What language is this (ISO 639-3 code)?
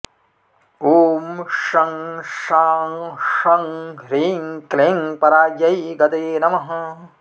san